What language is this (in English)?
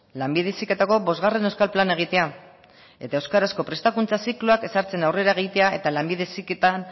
Basque